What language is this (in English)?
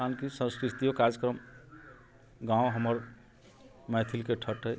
Maithili